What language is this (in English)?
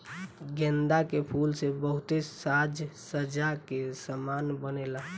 Bhojpuri